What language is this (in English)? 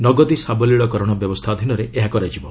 Odia